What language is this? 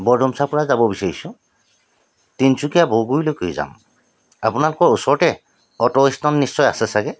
Assamese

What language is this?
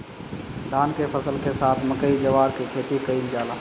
Bhojpuri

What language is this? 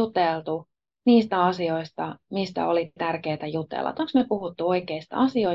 Finnish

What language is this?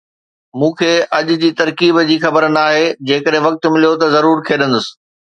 Sindhi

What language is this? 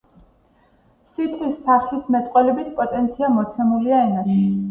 Georgian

